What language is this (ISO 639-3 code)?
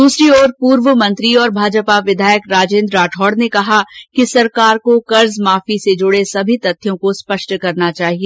hin